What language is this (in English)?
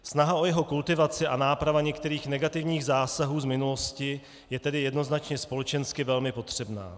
Czech